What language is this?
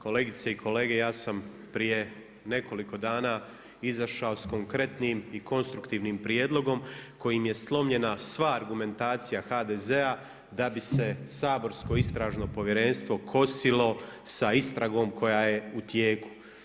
Croatian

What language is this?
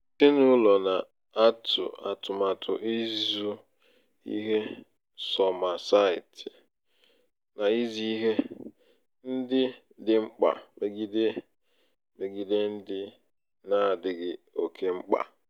Igbo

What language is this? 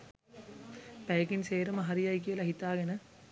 Sinhala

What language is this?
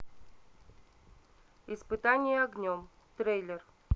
Russian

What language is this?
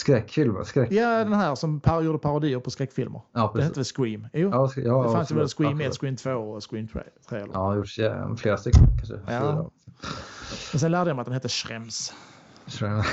Swedish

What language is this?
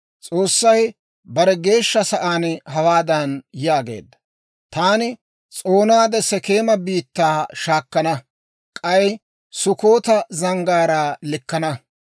Dawro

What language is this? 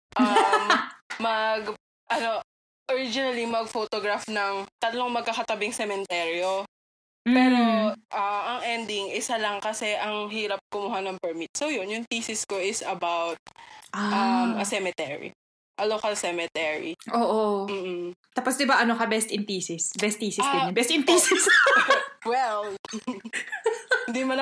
Filipino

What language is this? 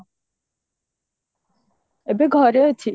Odia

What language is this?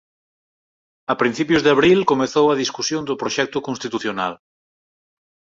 Galician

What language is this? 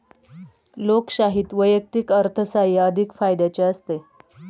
Marathi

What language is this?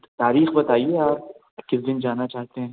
Urdu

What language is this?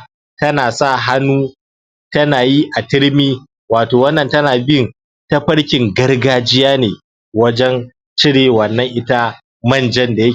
Hausa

